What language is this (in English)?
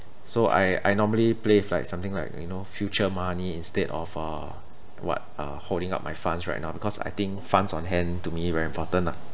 English